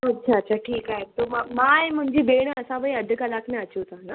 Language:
Sindhi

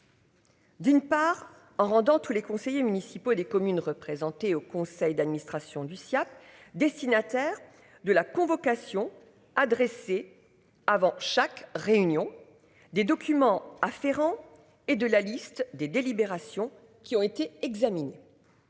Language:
French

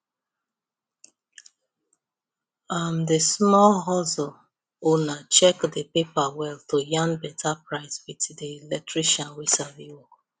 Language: Nigerian Pidgin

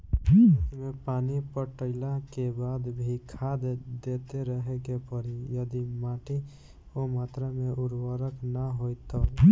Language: Bhojpuri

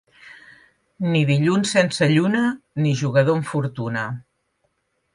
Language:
Catalan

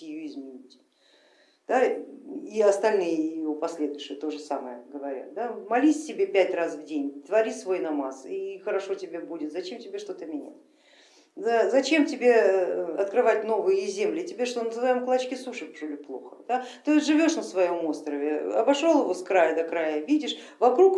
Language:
Russian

